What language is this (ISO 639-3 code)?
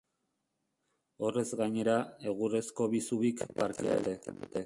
eus